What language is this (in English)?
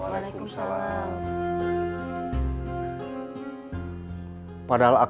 Indonesian